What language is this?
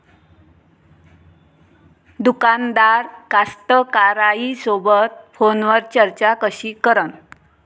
Marathi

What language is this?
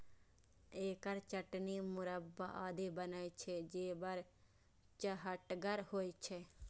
Maithili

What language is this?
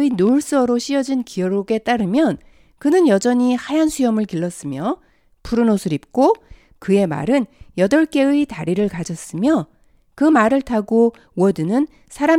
Korean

